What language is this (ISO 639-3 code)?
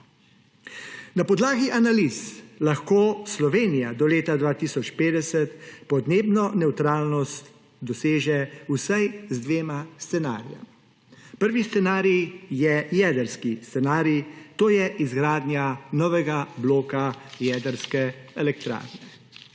slv